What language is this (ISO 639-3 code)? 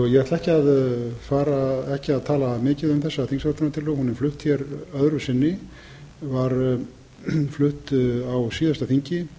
isl